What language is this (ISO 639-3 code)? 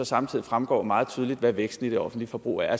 dan